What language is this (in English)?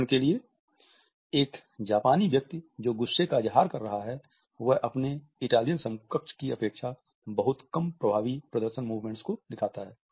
Hindi